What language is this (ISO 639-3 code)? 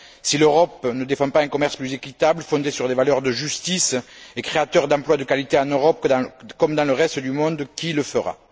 fra